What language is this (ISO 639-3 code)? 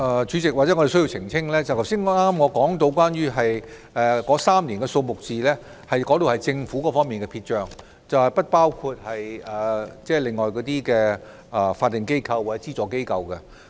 yue